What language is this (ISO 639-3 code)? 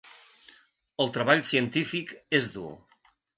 cat